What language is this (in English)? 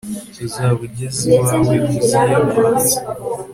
Kinyarwanda